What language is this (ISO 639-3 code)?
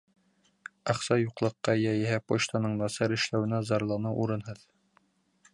bak